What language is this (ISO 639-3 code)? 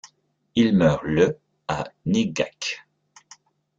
fra